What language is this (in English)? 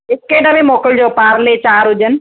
Sindhi